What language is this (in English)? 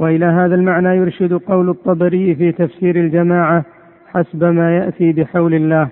Arabic